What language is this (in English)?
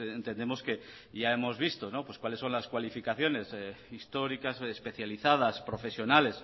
Spanish